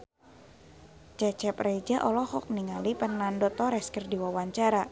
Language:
Sundanese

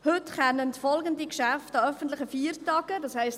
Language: Swiss German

